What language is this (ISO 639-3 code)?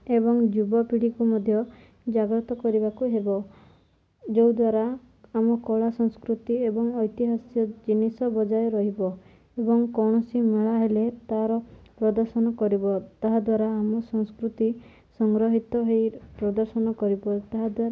ori